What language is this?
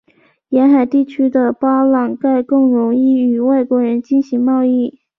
Chinese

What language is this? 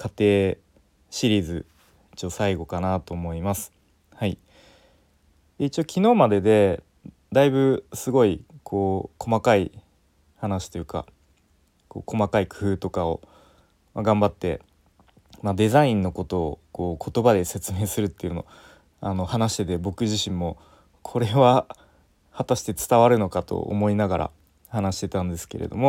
Japanese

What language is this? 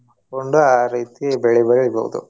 Kannada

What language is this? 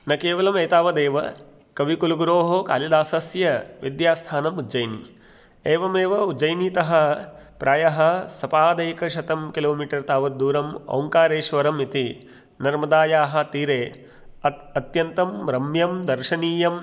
Sanskrit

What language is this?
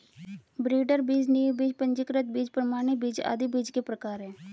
Hindi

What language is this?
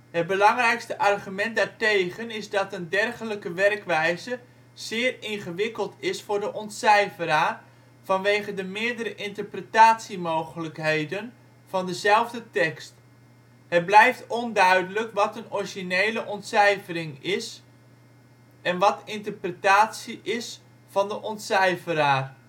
Dutch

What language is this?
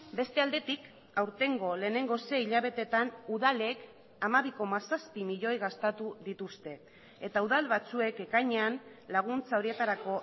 Basque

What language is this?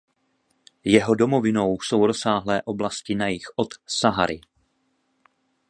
Czech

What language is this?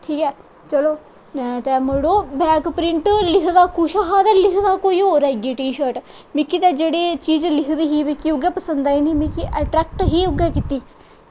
Dogri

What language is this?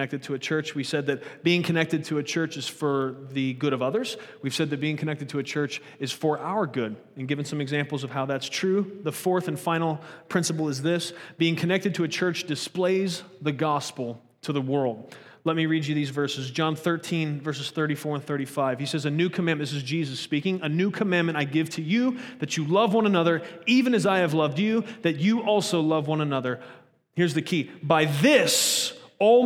English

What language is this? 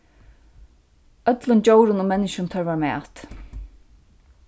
Faroese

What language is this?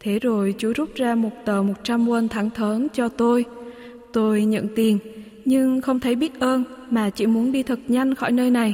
Vietnamese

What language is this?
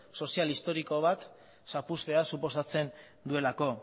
Basque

